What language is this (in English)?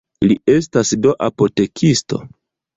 Esperanto